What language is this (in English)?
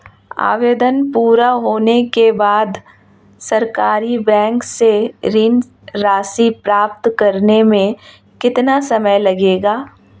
Hindi